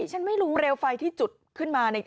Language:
Thai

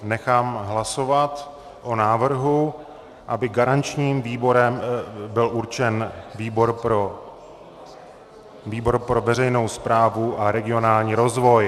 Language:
Czech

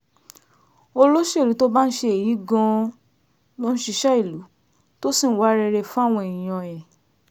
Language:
Yoruba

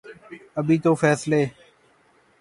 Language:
Urdu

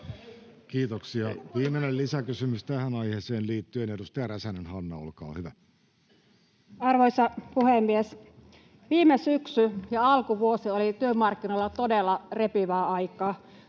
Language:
Finnish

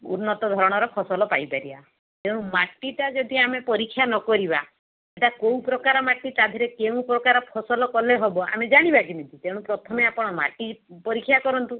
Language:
Odia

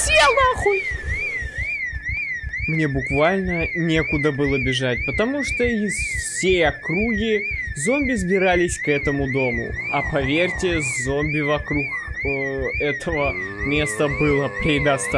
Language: Russian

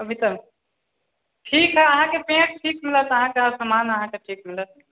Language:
Maithili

